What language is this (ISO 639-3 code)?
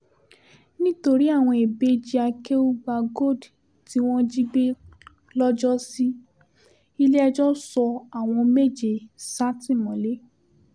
yor